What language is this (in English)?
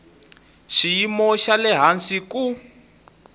Tsonga